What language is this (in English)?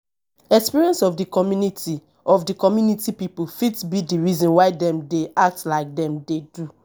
Nigerian Pidgin